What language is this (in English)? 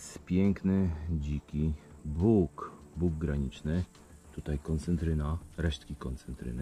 Polish